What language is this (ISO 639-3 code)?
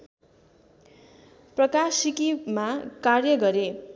nep